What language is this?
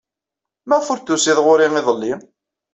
Kabyle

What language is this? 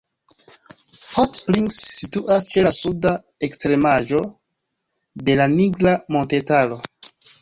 Esperanto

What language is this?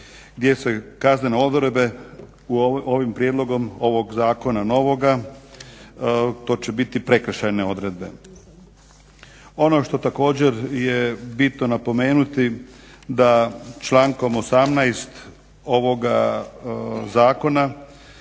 Croatian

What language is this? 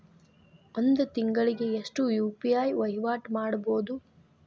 Kannada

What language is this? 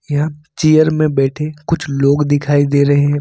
Hindi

